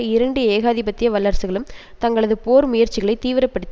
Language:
Tamil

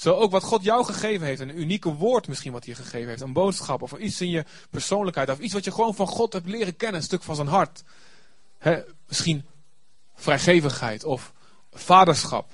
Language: Dutch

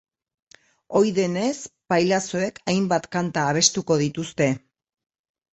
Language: Basque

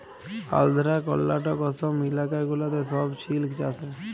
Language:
Bangla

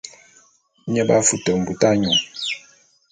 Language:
Bulu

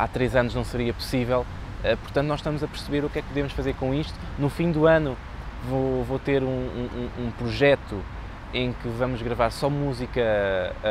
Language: Portuguese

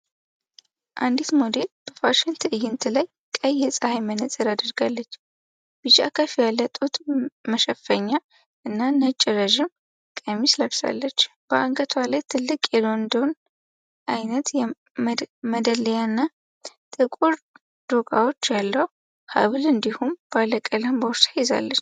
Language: Amharic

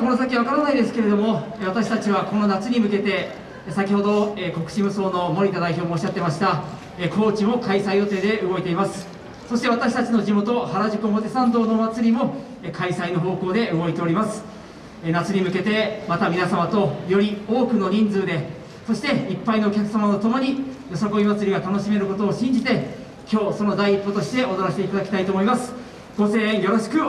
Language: Japanese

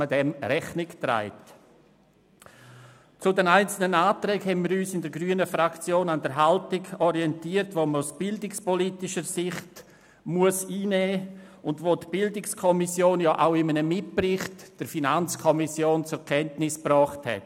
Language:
Swiss German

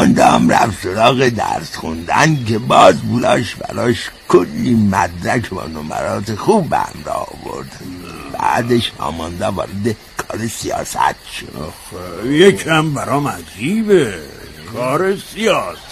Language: Persian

